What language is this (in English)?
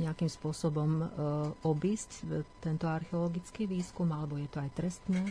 Slovak